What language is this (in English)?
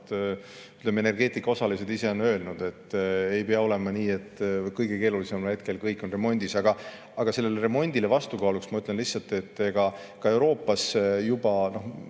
Estonian